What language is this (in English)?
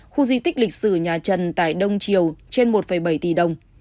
Vietnamese